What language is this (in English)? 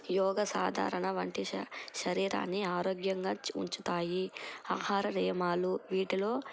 Telugu